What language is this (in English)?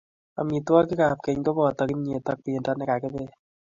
Kalenjin